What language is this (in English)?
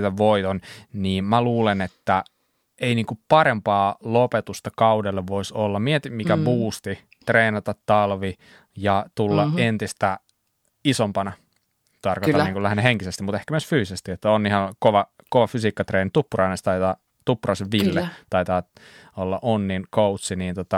Finnish